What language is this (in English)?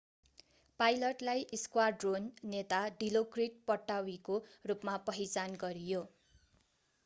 Nepali